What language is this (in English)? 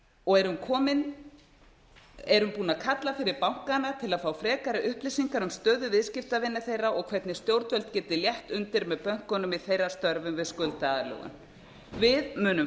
Icelandic